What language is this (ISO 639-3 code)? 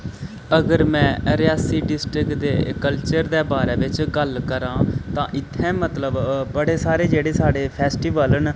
doi